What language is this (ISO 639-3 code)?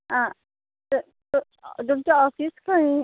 kok